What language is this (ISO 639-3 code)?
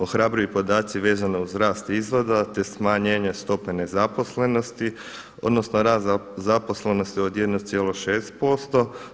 hrv